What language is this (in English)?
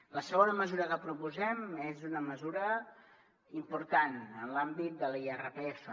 Catalan